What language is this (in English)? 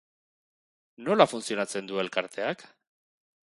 Basque